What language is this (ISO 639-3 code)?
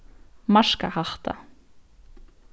fao